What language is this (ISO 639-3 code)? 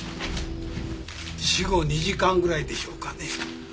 jpn